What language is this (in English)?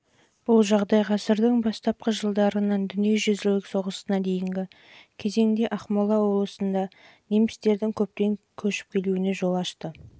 Kazakh